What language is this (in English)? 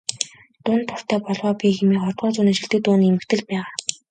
Mongolian